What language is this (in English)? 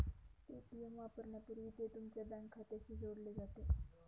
Marathi